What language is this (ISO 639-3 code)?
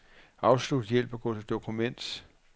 dan